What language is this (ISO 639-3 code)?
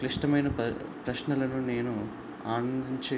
tel